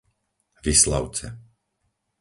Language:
Slovak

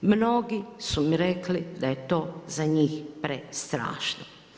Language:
Croatian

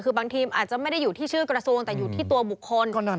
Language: Thai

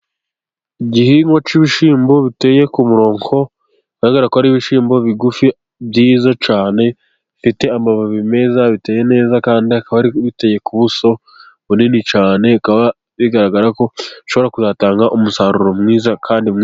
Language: Kinyarwanda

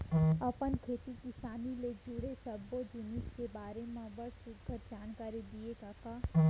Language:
Chhattisgarhi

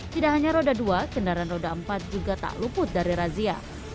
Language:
Indonesian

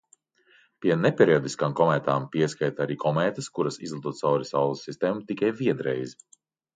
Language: Latvian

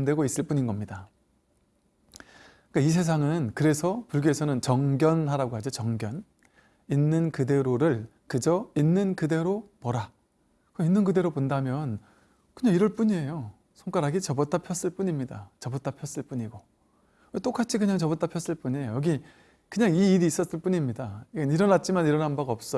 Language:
Korean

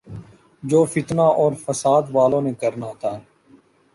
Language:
Urdu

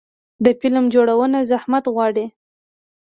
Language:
Pashto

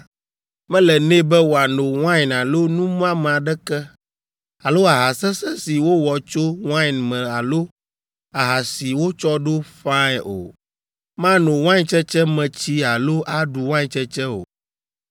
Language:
Ewe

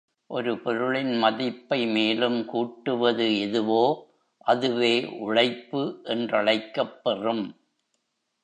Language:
Tamil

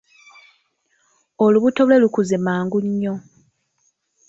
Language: Ganda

